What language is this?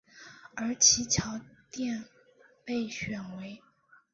Chinese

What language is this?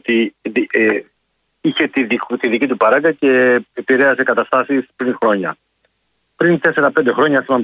Greek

